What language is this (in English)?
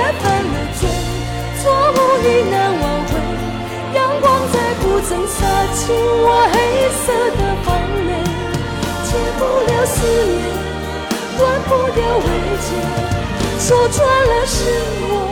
Chinese